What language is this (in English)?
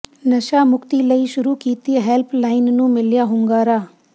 Punjabi